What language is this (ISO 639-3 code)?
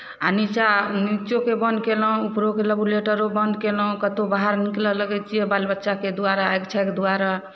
mai